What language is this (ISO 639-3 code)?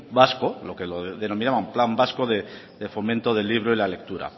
spa